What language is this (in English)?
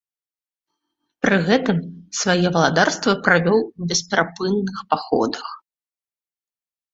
Belarusian